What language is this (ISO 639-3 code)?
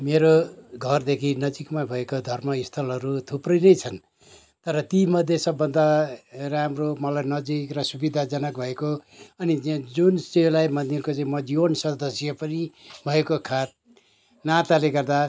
nep